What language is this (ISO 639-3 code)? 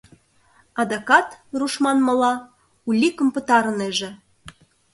chm